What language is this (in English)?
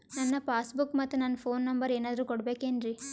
Kannada